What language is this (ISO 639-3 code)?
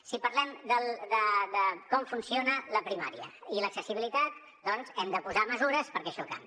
cat